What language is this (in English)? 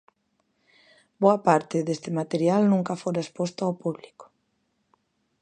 Galician